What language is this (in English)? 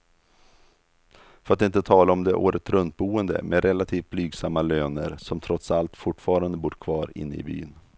Swedish